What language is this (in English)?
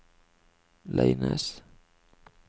Norwegian